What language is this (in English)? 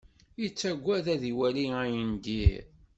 Kabyle